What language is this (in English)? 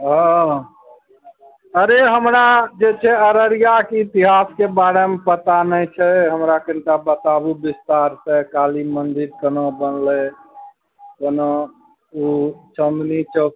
Maithili